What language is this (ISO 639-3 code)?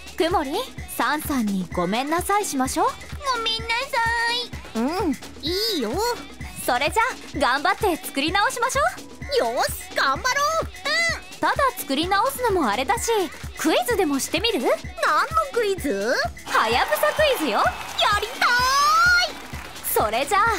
jpn